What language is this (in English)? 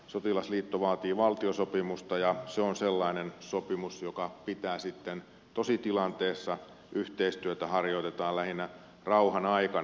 Finnish